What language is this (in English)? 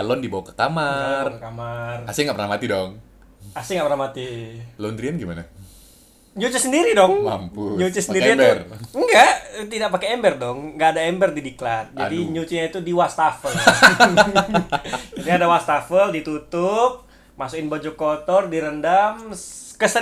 Indonesian